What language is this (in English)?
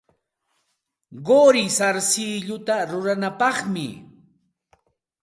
Santa Ana de Tusi Pasco Quechua